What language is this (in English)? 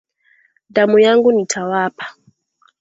Swahili